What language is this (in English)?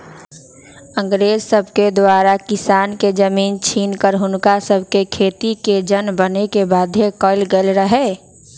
Magahi